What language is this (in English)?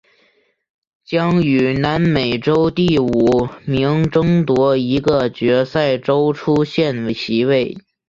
Chinese